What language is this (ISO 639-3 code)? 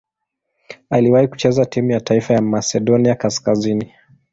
swa